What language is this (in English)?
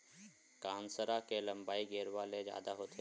Chhattisgarhi